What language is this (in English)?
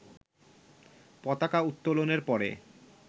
Bangla